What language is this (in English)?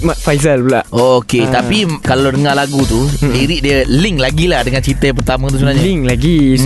Malay